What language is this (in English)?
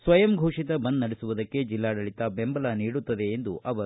Kannada